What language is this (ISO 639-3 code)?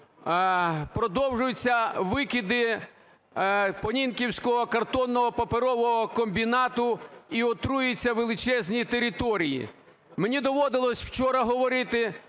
ukr